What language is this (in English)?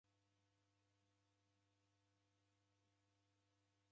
Taita